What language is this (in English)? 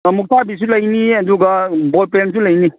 Manipuri